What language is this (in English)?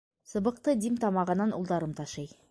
Bashkir